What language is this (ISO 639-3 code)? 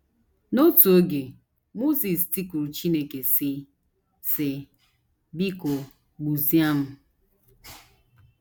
ibo